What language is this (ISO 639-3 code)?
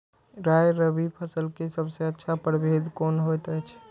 mai